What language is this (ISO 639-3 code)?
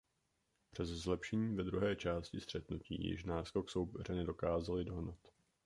ces